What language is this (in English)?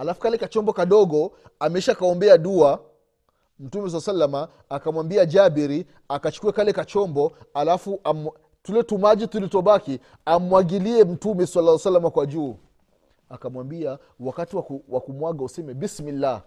Swahili